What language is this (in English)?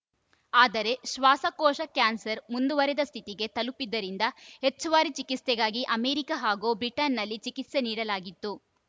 Kannada